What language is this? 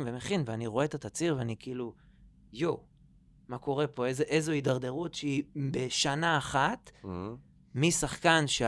Hebrew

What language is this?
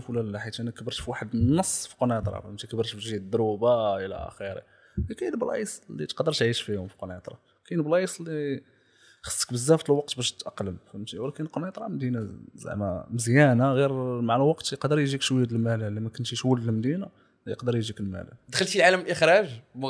Arabic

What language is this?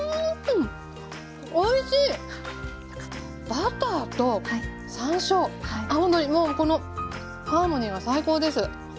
Japanese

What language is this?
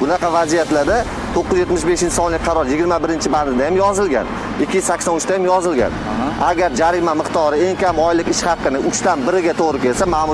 Turkish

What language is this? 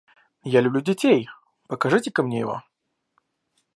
Russian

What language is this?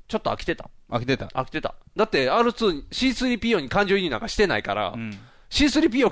Japanese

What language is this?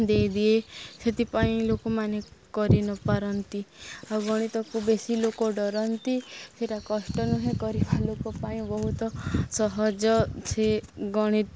Odia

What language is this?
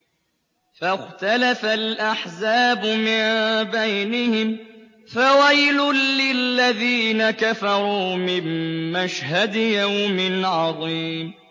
Arabic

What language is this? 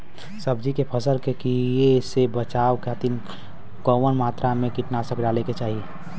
Bhojpuri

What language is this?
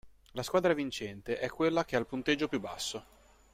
Italian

